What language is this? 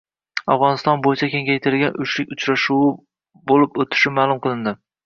Uzbek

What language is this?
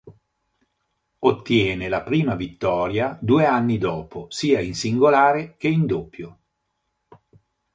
Italian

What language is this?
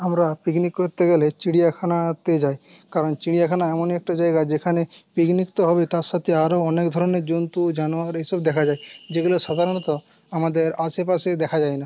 Bangla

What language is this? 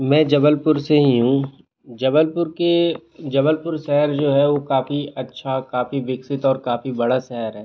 Hindi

